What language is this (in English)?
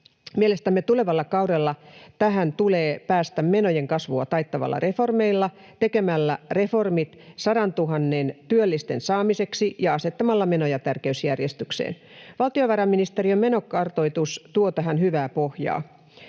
Finnish